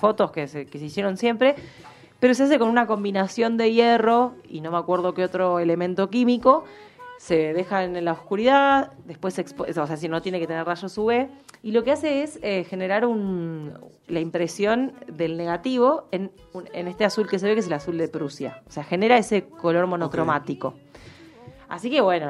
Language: Spanish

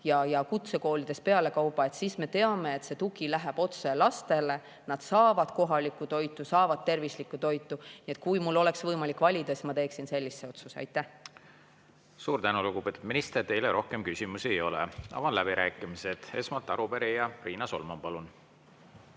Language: Estonian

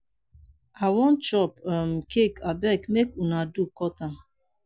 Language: Nigerian Pidgin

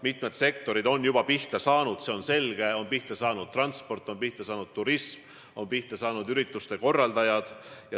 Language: Estonian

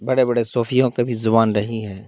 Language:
Urdu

